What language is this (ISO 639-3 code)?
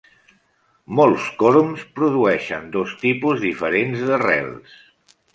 cat